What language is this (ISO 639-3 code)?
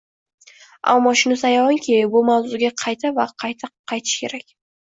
uzb